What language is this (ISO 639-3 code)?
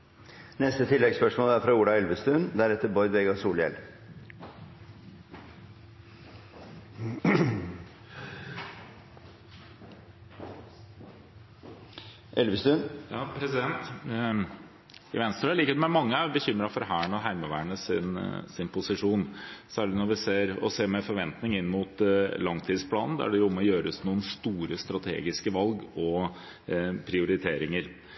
nor